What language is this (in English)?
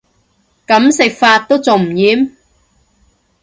Cantonese